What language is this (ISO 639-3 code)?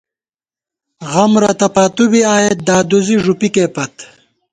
gwt